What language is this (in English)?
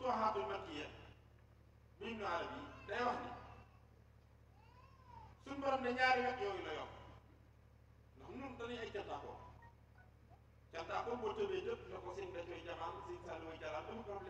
French